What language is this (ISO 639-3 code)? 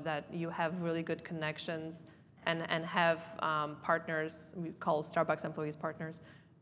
eng